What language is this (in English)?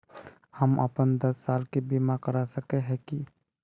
Magahi